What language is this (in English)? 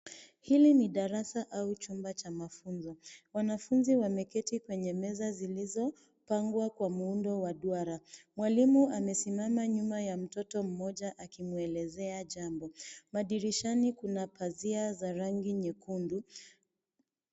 Swahili